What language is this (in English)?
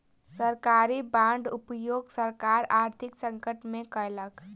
Maithili